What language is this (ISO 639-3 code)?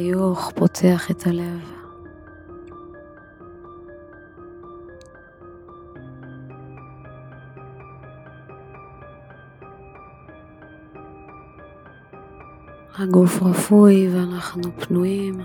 heb